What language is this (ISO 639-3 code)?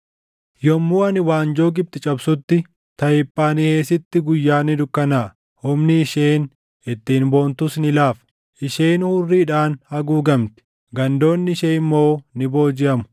orm